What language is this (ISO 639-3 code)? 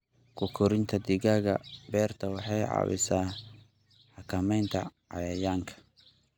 som